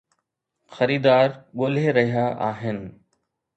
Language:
Sindhi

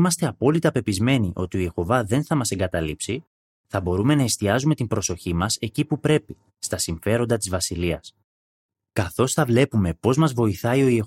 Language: Greek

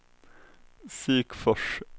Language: Swedish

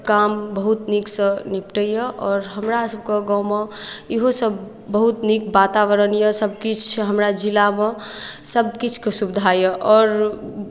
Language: Maithili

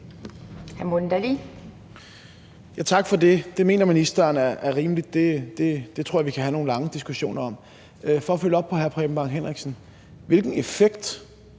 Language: Danish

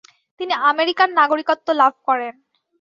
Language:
Bangla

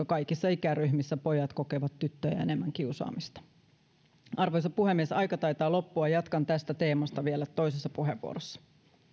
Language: Finnish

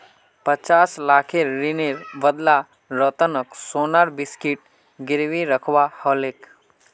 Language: Magahi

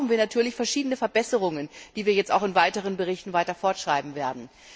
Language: German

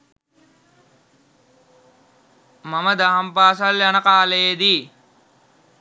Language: Sinhala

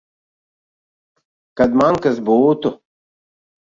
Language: Latvian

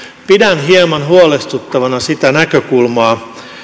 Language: Finnish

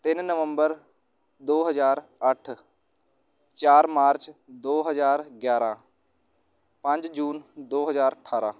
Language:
Punjabi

